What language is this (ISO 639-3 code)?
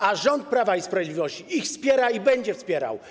pol